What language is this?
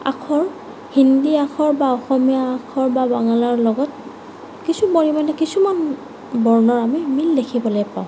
Assamese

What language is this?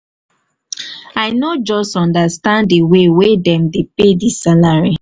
Nigerian Pidgin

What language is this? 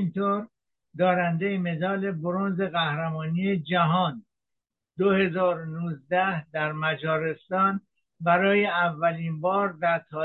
Persian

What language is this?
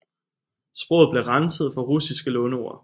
Danish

